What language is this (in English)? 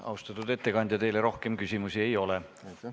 Estonian